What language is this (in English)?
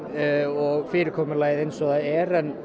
Icelandic